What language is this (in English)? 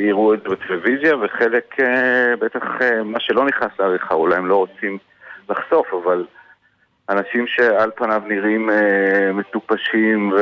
Hebrew